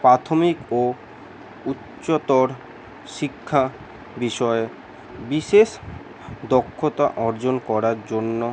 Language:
Bangla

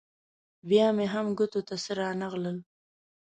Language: Pashto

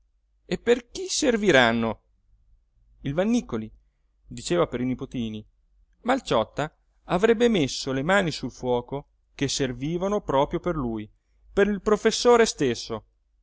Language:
Italian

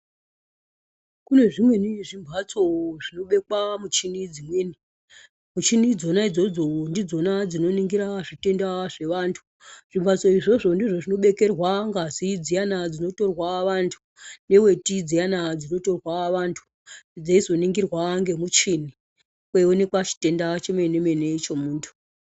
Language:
Ndau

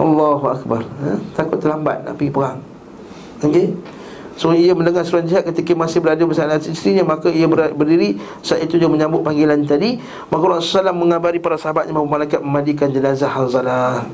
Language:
Malay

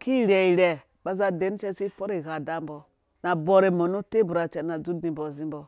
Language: Dũya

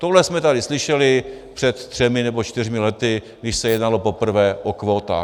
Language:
Czech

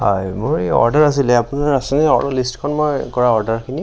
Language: Assamese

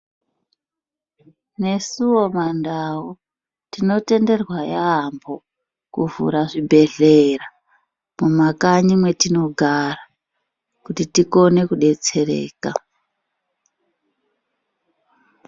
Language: Ndau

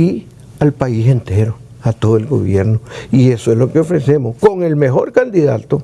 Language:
Spanish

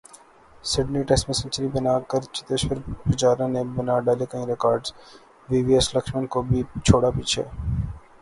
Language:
Urdu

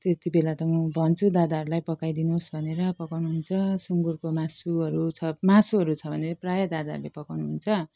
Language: Nepali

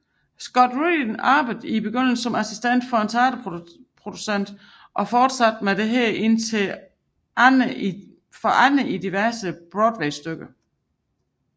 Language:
Danish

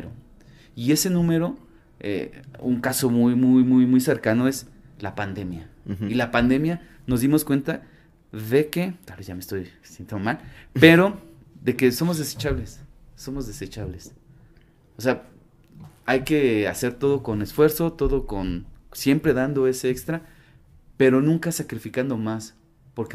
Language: Spanish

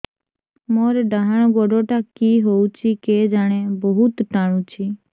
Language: Odia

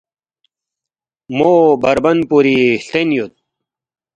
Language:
Balti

